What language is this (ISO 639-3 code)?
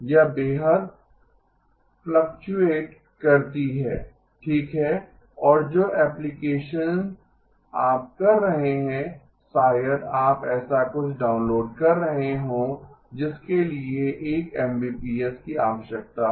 hin